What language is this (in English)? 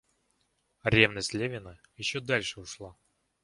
Russian